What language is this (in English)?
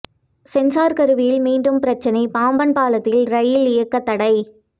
Tamil